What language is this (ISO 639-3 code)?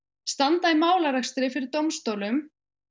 isl